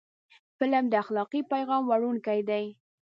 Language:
Pashto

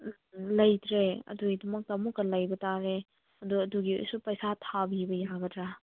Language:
Manipuri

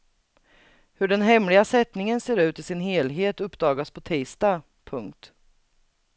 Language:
Swedish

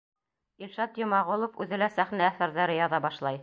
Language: Bashkir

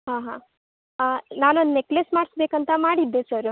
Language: Kannada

